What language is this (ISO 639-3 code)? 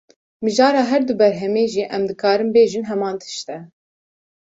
kur